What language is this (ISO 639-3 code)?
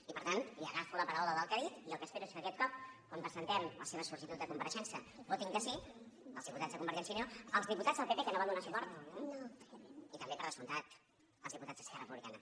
cat